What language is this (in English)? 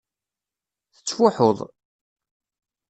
Kabyle